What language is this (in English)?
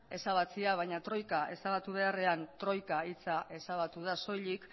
Basque